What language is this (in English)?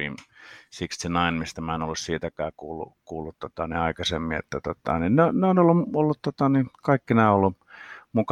Finnish